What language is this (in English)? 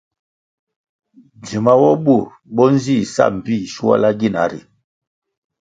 Kwasio